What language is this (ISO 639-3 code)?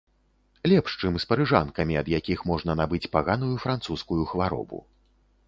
bel